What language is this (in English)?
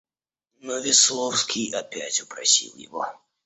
Russian